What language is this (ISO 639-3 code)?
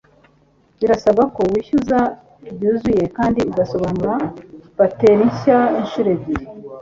kin